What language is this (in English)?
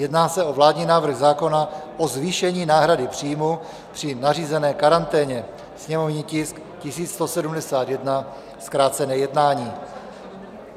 Czech